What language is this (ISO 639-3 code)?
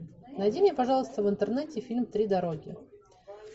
rus